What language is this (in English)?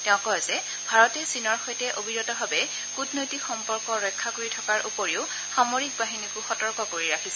Assamese